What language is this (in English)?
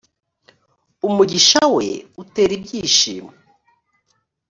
Kinyarwanda